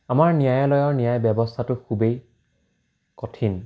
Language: Assamese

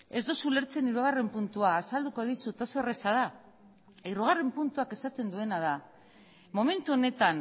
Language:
Basque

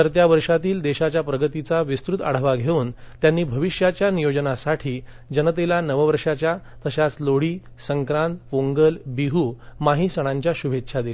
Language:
Marathi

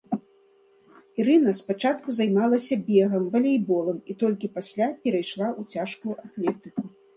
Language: Belarusian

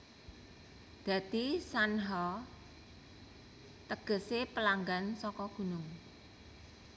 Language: Javanese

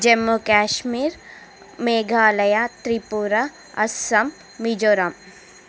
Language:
Telugu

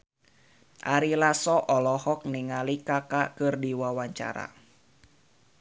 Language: Sundanese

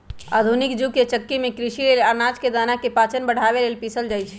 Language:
Magahi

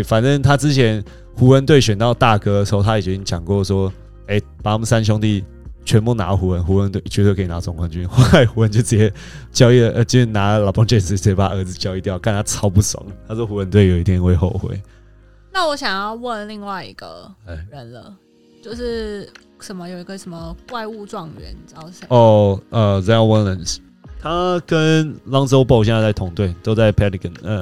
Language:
Chinese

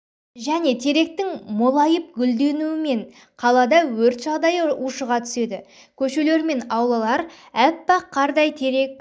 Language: Kazakh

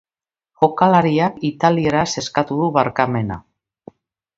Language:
Basque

